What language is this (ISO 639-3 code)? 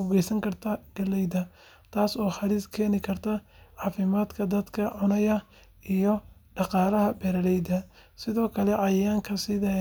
som